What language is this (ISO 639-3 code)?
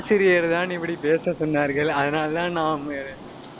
tam